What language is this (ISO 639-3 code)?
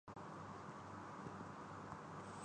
urd